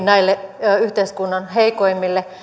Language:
Finnish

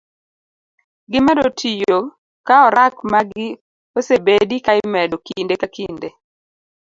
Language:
Luo (Kenya and Tanzania)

